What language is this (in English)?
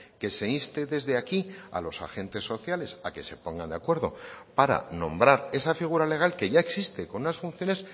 Spanish